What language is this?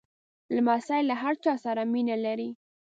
Pashto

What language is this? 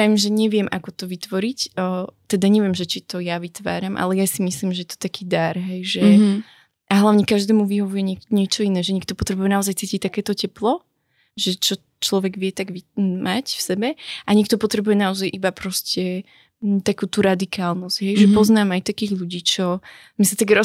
Slovak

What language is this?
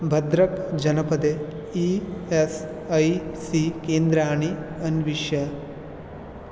Sanskrit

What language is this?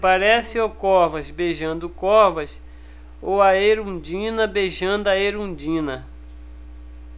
Portuguese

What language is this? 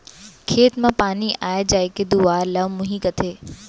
Chhattisgarhi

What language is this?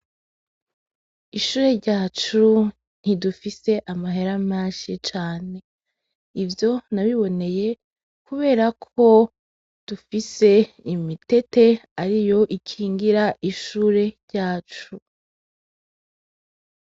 Rundi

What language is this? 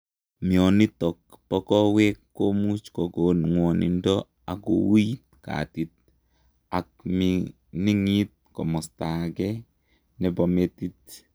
Kalenjin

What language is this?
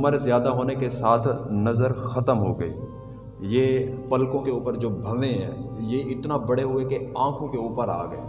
Urdu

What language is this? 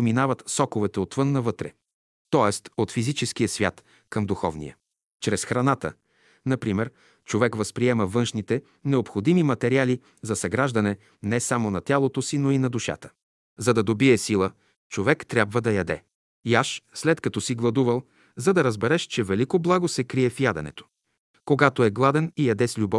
Bulgarian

